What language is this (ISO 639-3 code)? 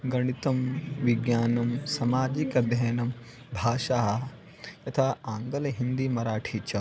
san